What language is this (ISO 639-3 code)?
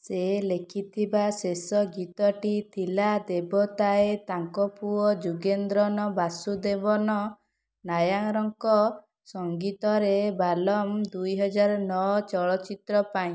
ori